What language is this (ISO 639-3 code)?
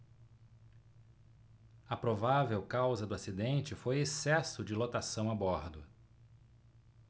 por